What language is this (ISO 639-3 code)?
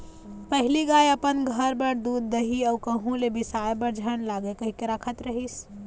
hne